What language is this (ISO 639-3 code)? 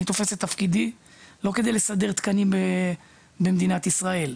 heb